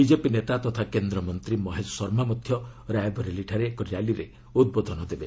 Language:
Odia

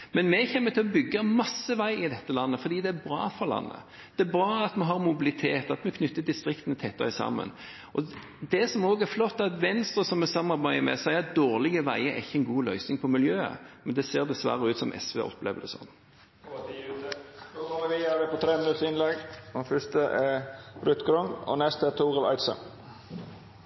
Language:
Norwegian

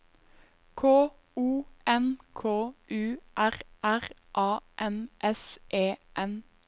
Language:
Norwegian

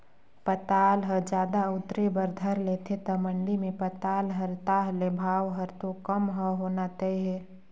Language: Chhattisgarhi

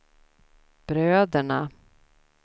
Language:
Swedish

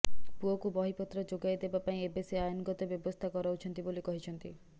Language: Odia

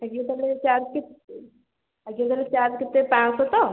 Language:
Odia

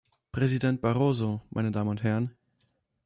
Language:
German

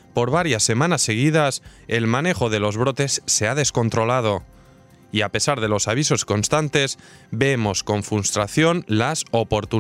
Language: Spanish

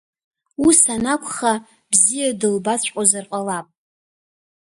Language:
Abkhazian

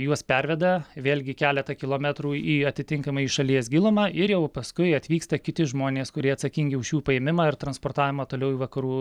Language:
Lithuanian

